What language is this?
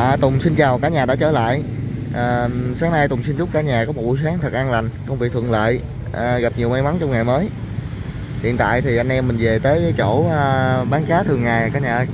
Vietnamese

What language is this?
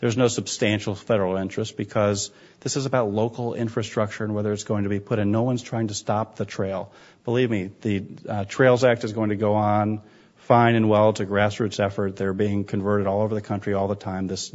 English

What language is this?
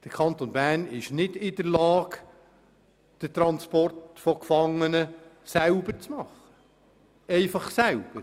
Swiss German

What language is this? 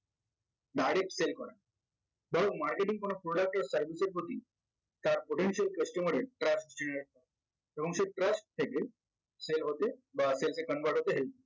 Bangla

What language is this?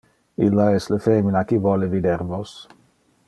Interlingua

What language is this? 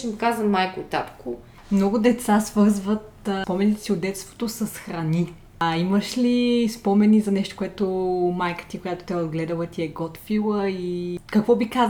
Bulgarian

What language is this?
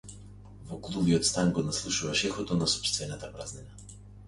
Macedonian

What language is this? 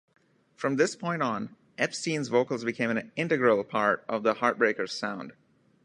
English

